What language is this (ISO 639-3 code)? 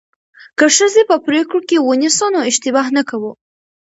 pus